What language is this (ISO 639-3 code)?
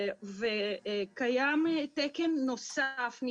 heb